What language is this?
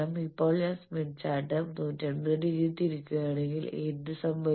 Malayalam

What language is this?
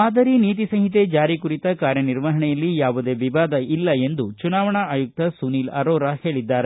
Kannada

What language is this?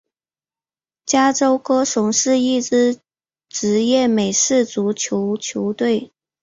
Chinese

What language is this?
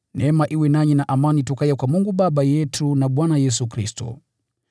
Swahili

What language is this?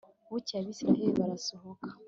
Kinyarwanda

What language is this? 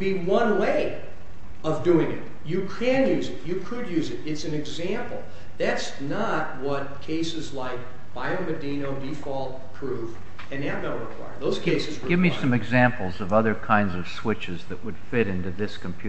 English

